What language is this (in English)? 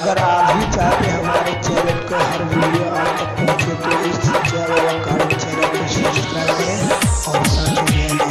Hindi